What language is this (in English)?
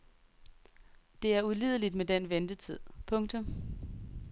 Danish